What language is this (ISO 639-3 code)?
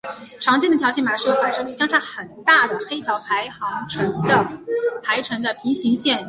zho